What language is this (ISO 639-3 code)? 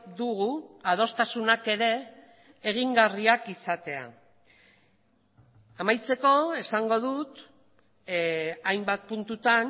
eus